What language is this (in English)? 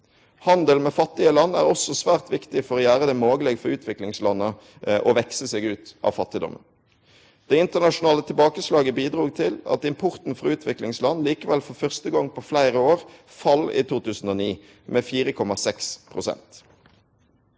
Norwegian